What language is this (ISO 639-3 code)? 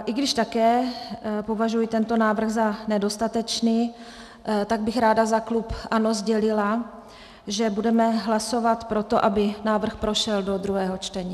ces